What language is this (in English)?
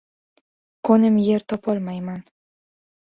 Uzbek